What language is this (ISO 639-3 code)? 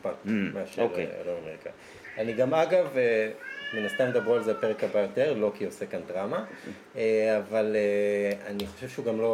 heb